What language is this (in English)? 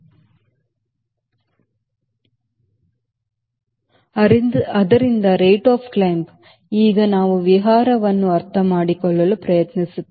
Kannada